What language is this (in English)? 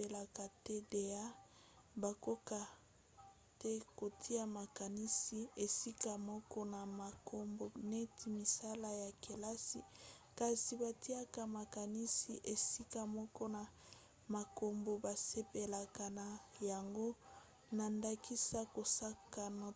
Lingala